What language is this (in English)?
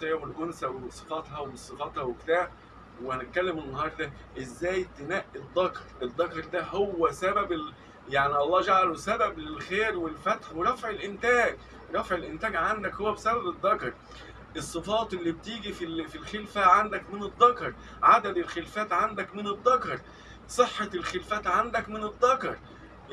Arabic